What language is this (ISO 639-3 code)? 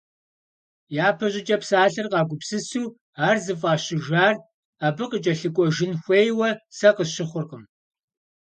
kbd